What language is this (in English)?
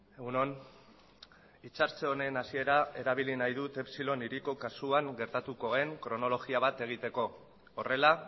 Basque